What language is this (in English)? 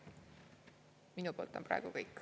Estonian